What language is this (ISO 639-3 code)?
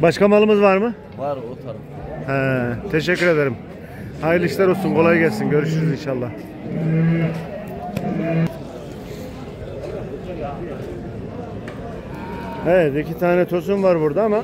tur